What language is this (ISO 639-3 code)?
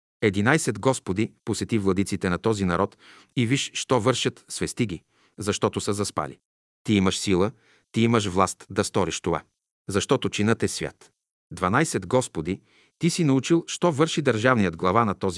bul